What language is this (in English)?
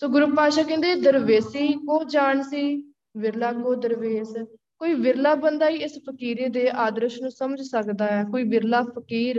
Punjabi